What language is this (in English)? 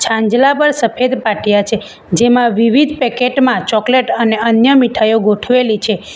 Gujarati